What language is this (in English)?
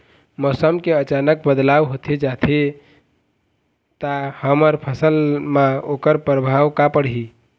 Chhattisgarhi